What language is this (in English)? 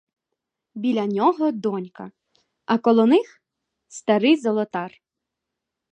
Ukrainian